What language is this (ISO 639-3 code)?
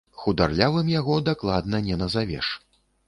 bel